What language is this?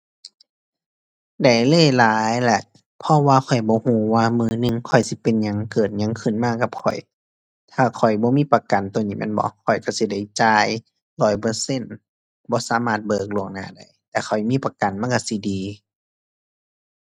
Thai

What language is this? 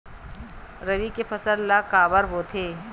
Chhattisgarhi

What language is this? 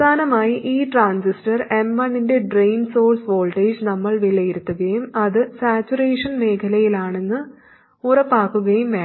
Malayalam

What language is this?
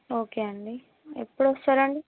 Telugu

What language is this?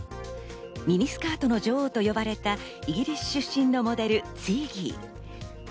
Japanese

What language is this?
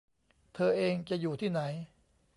Thai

